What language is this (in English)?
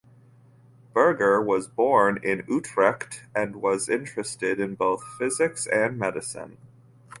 English